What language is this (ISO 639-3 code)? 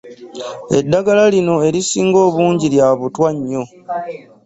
lug